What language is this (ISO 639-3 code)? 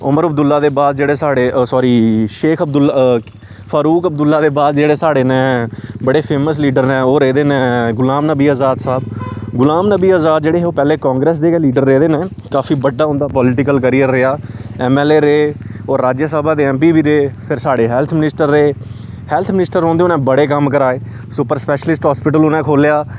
doi